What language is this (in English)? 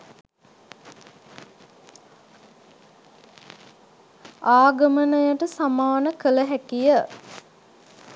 Sinhala